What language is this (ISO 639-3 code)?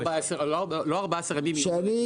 heb